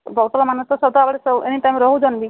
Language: Odia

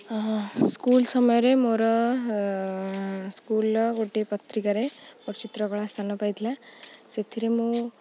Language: Odia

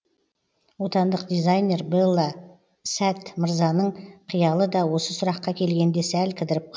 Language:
Kazakh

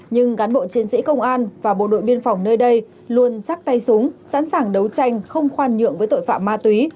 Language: Vietnamese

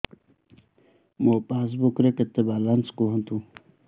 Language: Odia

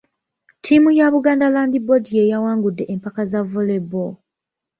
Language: Ganda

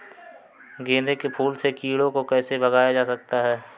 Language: Hindi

